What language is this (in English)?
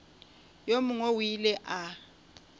Northern Sotho